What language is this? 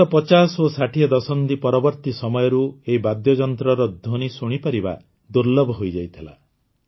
Odia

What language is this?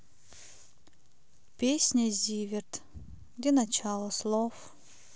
Russian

